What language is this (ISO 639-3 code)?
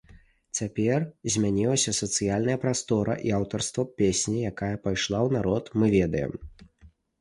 bel